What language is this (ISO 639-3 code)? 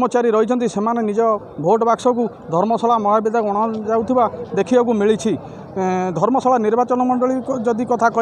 ron